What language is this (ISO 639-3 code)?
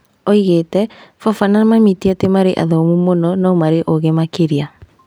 kik